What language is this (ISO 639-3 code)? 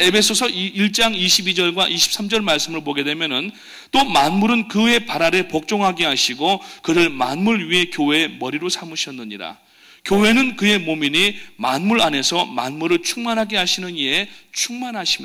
kor